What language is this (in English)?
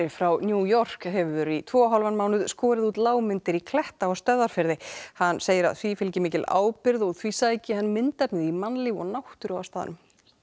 Icelandic